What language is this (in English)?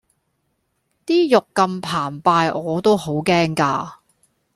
Cantonese